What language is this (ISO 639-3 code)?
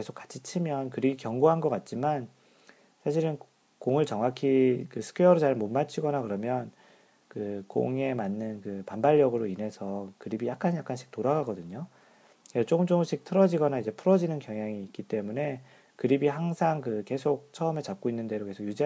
kor